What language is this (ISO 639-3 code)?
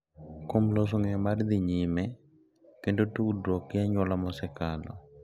luo